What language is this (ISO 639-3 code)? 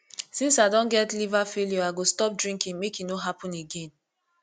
pcm